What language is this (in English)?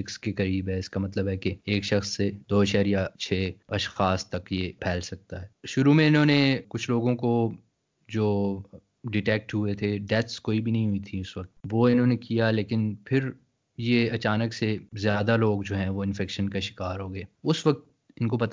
Urdu